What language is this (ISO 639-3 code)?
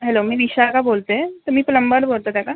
mar